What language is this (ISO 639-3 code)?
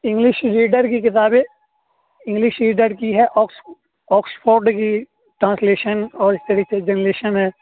urd